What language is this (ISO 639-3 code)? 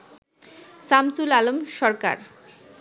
ben